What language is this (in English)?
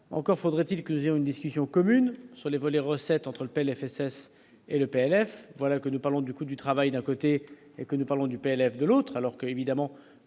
French